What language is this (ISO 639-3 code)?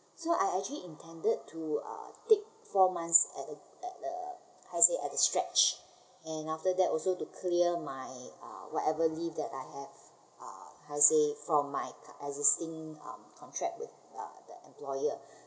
eng